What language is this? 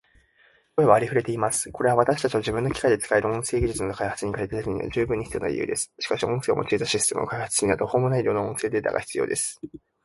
Japanese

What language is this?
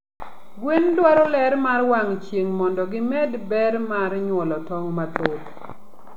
Luo (Kenya and Tanzania)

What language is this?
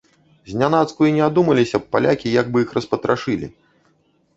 Belarusian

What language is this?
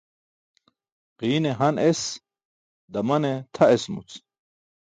Burushaski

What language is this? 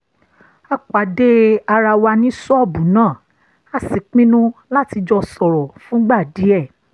Yoruba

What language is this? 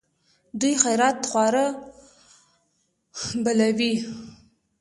Pashto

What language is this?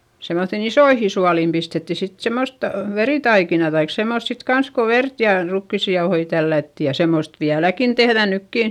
Finnish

